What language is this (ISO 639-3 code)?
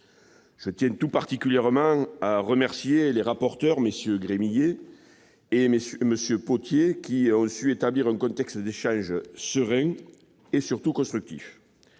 fra